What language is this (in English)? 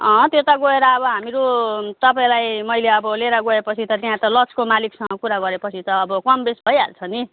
Nepali